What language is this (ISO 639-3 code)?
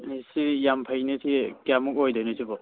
mni